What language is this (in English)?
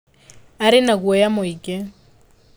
Kikuyu